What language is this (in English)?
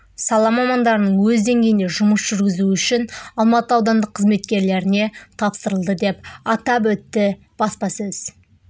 Kazakh